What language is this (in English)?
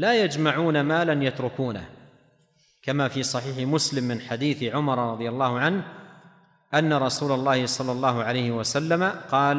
Arabic